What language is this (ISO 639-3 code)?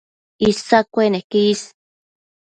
mcf